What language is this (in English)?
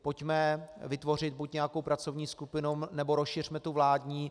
Czech